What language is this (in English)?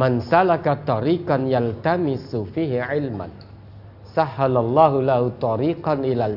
Indonesian